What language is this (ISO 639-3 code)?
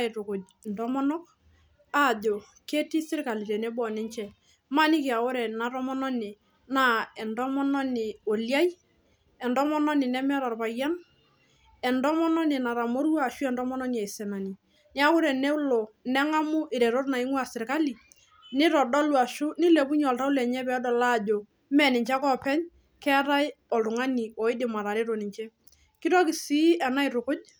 mas